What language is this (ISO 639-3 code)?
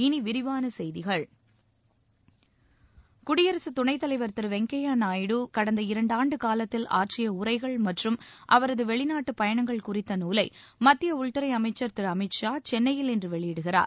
tam